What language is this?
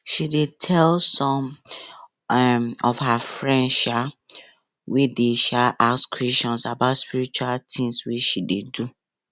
Nigerian Pidgin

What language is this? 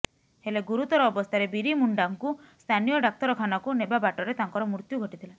Odia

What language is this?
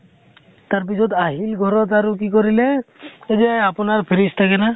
Assamese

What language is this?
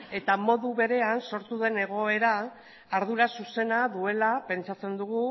Basque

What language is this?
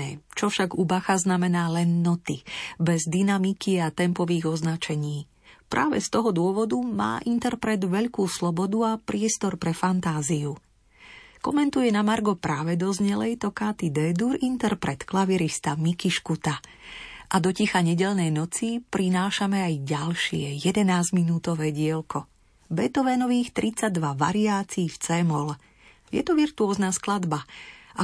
Slovak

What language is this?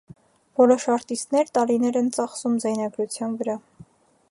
Armenian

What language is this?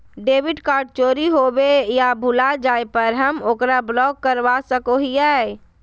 Magahi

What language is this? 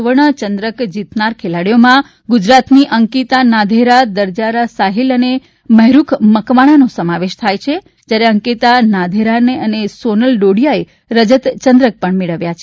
Gujarati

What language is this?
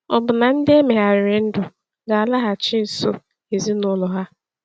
Igbo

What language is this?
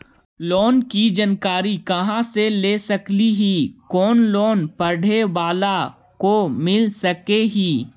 Magahi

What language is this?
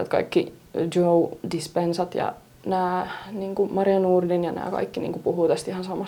Finnish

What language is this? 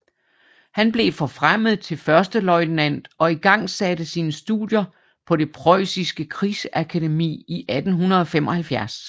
Danish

